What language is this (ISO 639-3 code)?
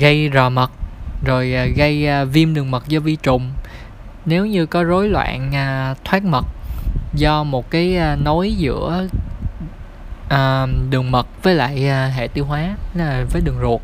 vie